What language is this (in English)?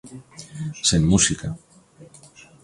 Galician